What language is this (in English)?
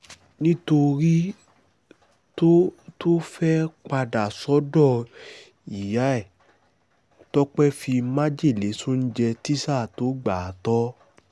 Yoruba